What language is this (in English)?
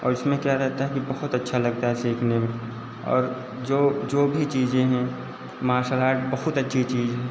Hindi